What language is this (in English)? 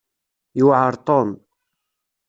Kabyle